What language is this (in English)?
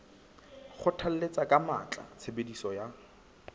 Southern Sotho